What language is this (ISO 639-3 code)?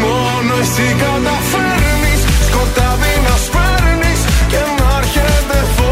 ell